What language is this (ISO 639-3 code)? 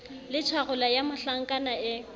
sot